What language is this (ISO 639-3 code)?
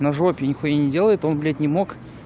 rus